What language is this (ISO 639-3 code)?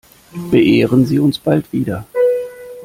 deu